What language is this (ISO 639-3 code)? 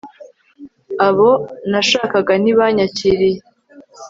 kin